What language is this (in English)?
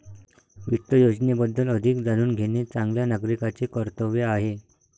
Marathi